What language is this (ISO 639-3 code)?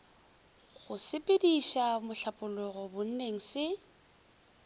nso